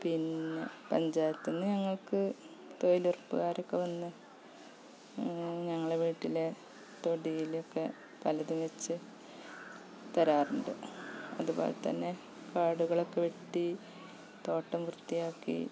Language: Malayalam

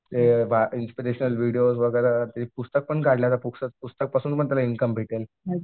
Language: Marathi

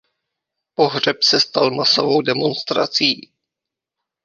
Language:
Czech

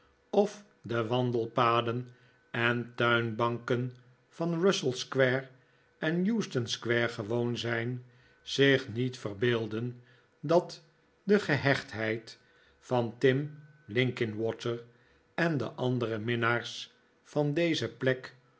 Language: Dutch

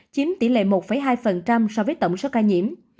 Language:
Vietnamese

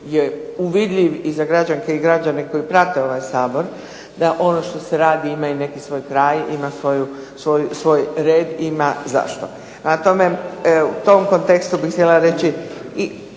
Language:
Croatian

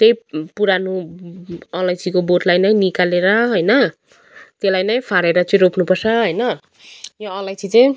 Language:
Nepali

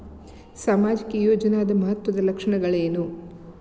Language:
Kannada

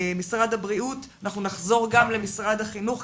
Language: Hebrew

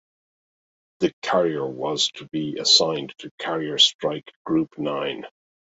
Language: English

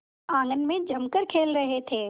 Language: Hindi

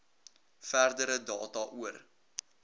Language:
Afrikaans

